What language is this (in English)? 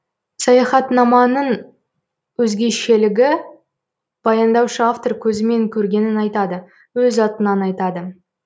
Kazakh